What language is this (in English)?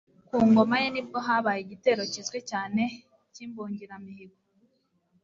Kinyarwanda